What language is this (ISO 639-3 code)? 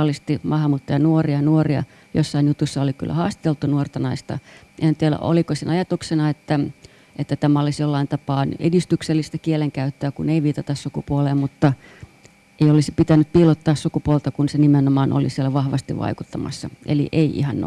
fin